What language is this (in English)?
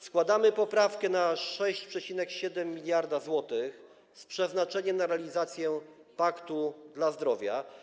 Polish